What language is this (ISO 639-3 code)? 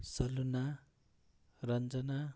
nep